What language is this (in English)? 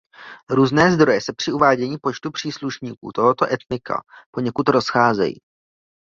Czech